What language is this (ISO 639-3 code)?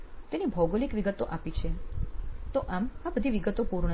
guj